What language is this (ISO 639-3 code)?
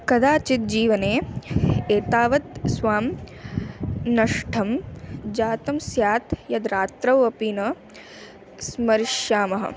san